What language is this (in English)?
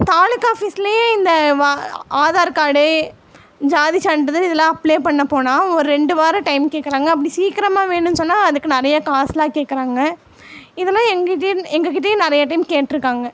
Tamil